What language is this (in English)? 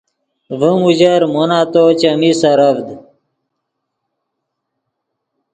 Yidgha